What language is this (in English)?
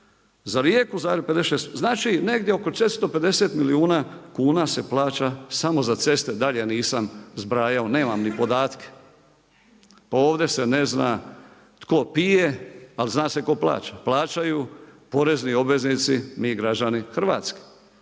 Croatian